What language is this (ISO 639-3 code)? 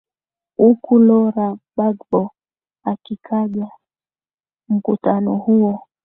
swa